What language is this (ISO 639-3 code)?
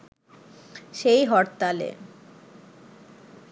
ben